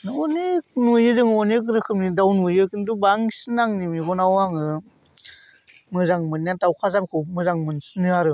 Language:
Bodo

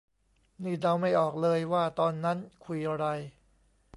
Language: Thai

